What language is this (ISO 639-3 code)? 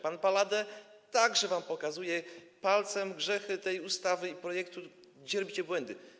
pol